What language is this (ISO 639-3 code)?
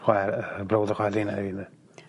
cym